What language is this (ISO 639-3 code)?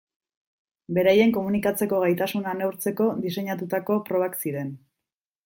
eus